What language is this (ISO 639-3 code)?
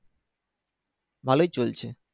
ben